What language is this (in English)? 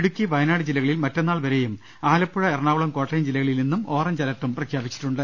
Malayalam